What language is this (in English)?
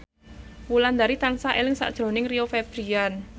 Javanese